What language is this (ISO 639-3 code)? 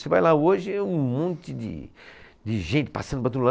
por